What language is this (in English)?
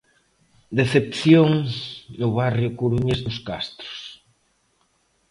Galician